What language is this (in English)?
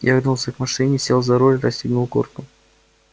Russian